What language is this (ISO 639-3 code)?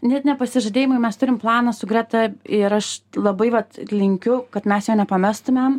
lit